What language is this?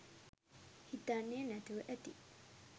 Sinhala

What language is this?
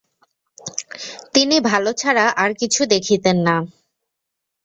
Bangla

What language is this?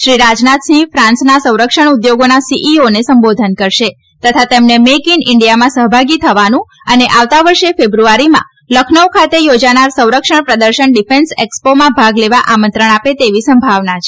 Gujarati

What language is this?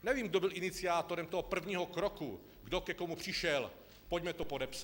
Czech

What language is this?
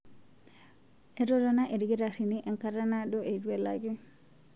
Masai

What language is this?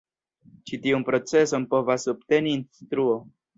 Esperanto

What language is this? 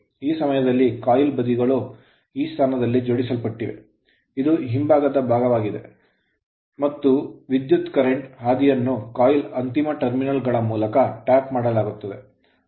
Kannada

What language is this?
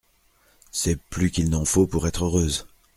French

